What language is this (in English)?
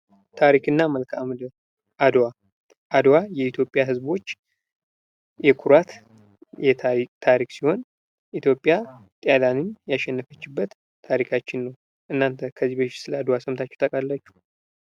Amharic